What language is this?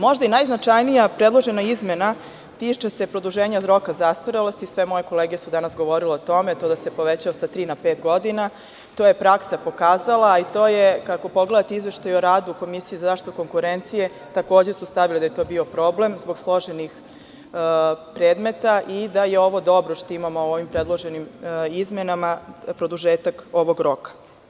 Serbian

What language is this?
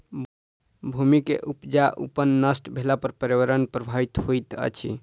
Maithili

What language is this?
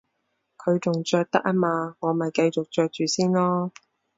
Cantonese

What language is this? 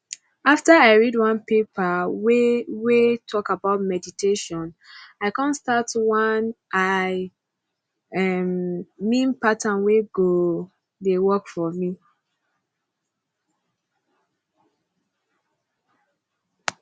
Nigerian Pidgin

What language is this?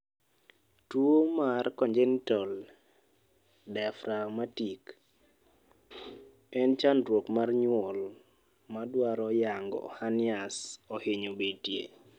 Luo (Kenya and Tanzania)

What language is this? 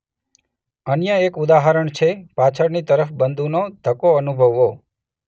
Gujarati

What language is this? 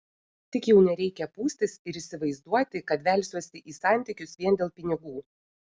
Lithuanian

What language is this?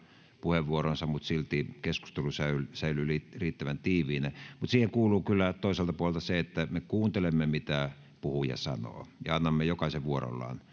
Finnish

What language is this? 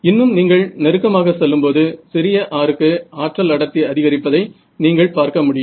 Tamil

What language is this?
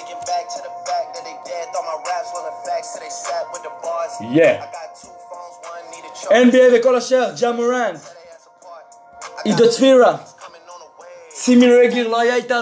Hebrew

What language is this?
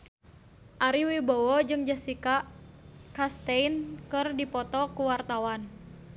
Sundanese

